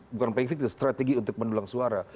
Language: Indonesian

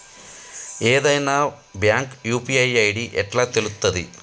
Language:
Telugu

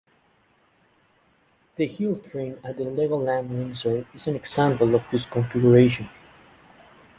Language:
English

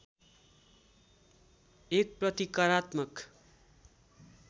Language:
Nepali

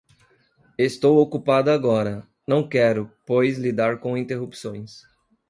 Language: Portuguese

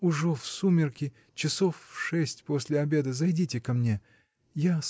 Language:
Russian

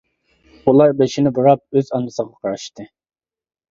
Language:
Uyghur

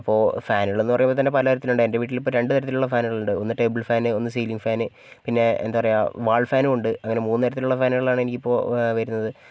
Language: Malayalam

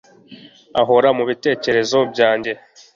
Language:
Kinyarwanda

